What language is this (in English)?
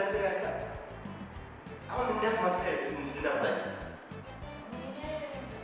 Amharic